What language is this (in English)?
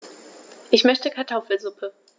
German